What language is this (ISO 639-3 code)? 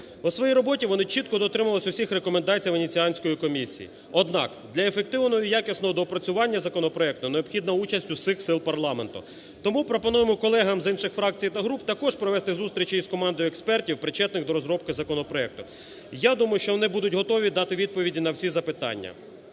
ukr